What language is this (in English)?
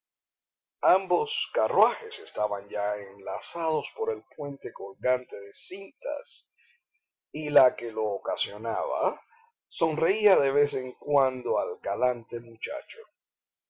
Spanish